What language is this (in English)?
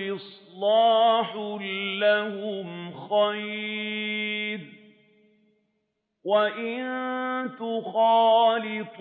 Arabic